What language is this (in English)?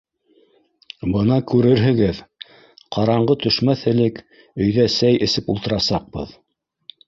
Bashkir